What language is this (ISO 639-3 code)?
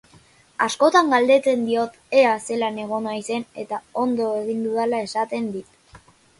eus